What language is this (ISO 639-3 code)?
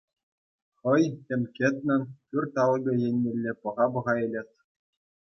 chv